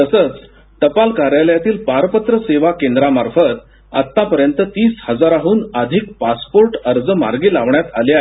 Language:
Marathi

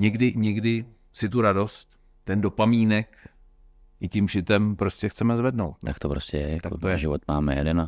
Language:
Czech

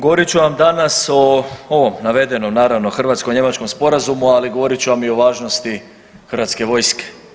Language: Croatian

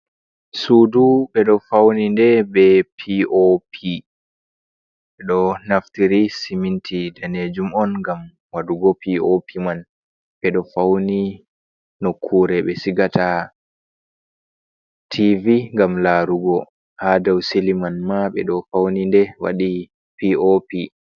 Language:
Fula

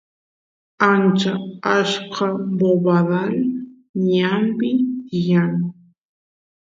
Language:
Santiago del Estero Quichua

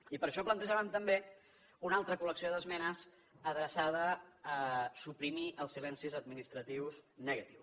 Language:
Catalan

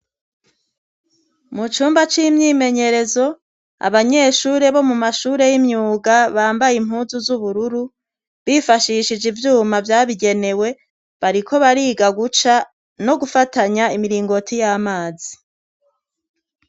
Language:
Rundi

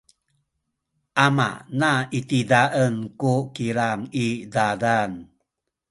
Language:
Sakizaya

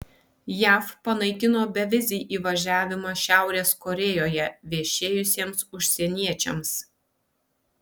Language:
Lithuanian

